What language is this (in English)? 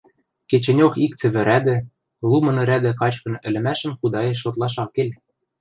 Western Mari